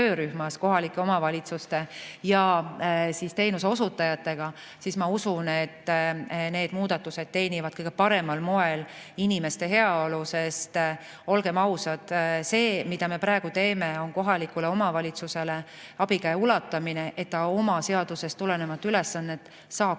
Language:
Estonian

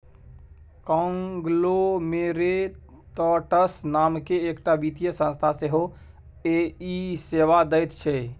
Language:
Maithili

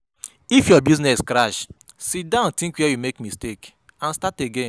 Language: Nigerian Pidgin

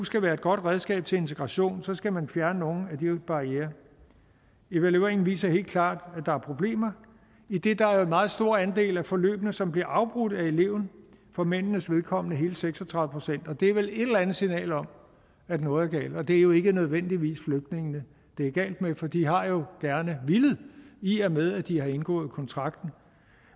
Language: Danish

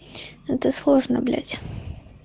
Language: Russian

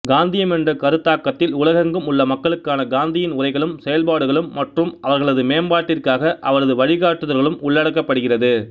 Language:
Tamil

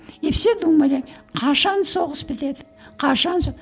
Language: Kazakh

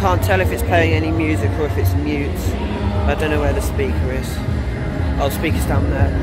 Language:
English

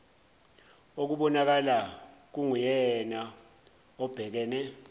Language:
Zulu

